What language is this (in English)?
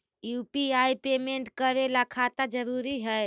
Magahi